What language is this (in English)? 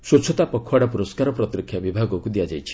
Odia